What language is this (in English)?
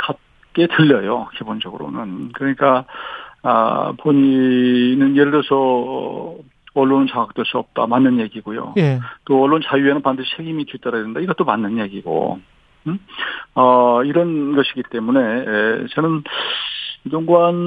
Korean